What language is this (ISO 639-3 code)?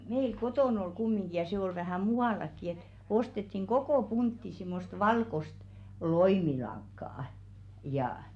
fin